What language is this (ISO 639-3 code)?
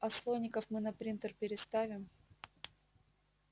rus